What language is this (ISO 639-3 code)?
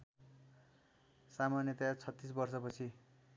nep